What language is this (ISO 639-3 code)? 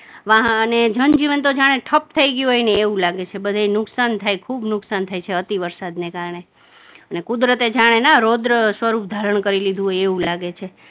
guj